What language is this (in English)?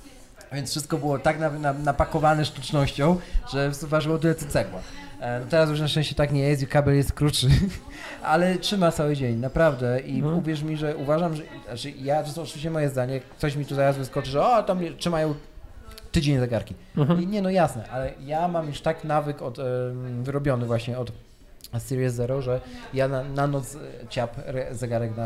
Polish